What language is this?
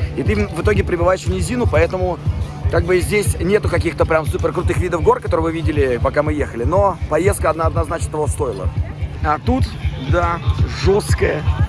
Russian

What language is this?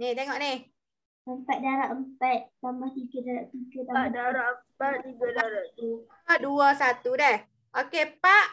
Malay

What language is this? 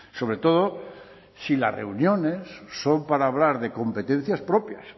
Spanish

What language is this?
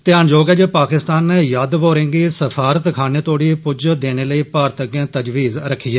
Dogri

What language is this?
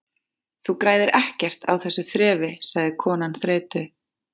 Icelandic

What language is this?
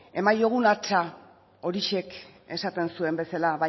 Basque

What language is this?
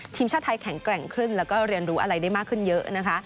Thai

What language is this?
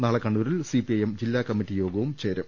Malayalam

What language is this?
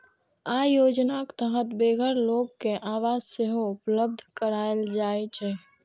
Maithili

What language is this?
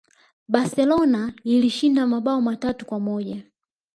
Swahili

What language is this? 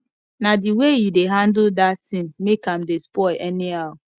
Nigerian Pidgin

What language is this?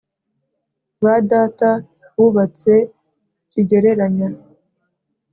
Kinyarwanda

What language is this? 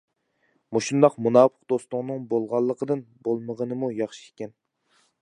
Uyghur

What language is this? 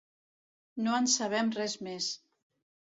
Catalan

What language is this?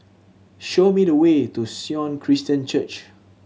English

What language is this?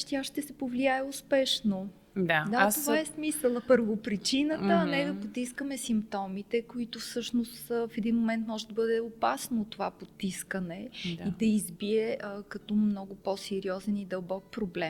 Bulgarian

